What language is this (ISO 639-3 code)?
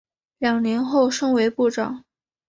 zho